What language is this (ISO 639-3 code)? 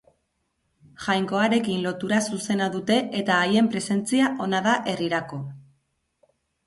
eus